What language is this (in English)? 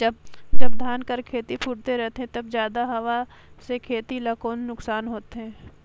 Chhattisgarhi